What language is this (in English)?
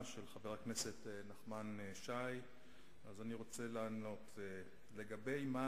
Hebrew